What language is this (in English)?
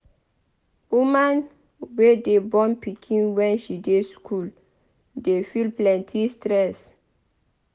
Nigerian Pidgin